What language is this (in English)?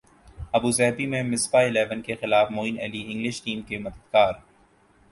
Urdu